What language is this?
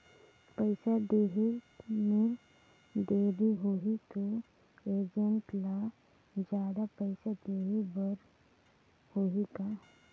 Chhattisgarhi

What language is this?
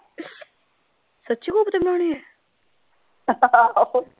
Punjabi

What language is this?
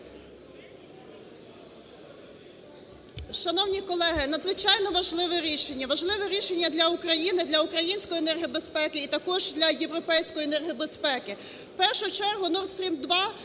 Ukrainian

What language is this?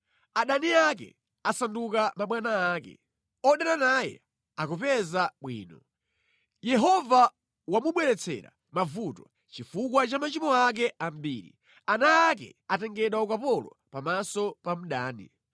Nyanja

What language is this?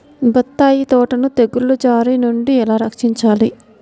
Telugu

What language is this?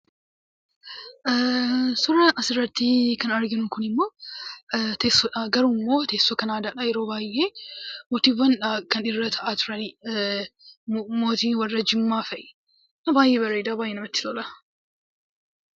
Oromo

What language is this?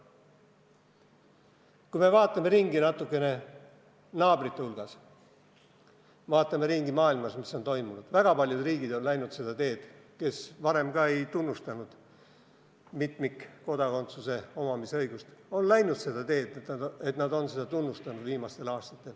Estonian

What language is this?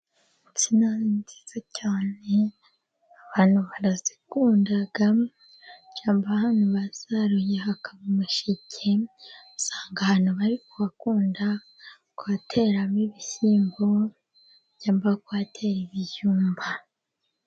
Kinyarwanda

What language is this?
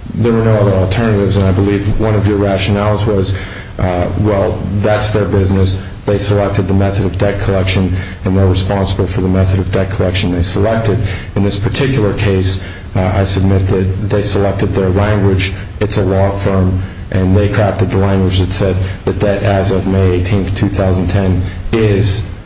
English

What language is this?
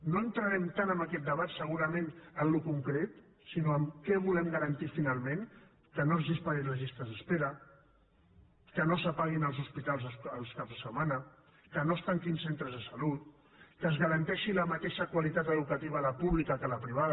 Catalan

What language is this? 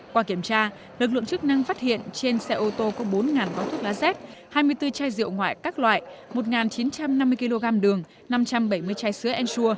Vietnamese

